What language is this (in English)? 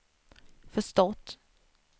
Swedish